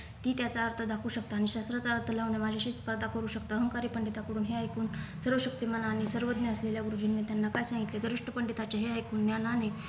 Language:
Marathi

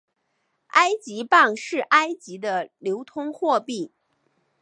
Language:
Chinese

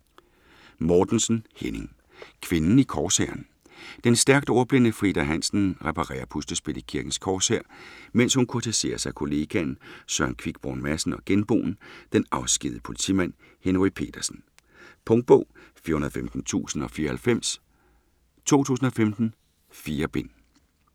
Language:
Danish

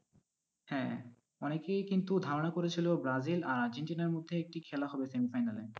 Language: Bangla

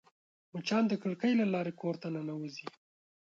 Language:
Pashto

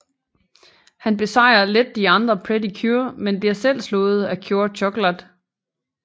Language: Danish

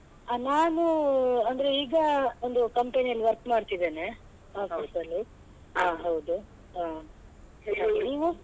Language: Kannada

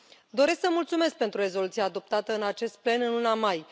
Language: Romanian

